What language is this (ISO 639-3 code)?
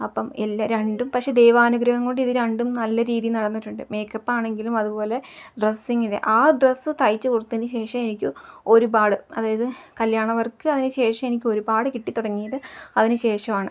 mal